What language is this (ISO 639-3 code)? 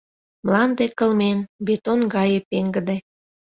chm